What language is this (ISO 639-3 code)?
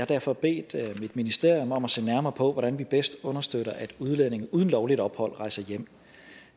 dan